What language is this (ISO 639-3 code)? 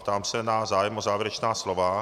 ces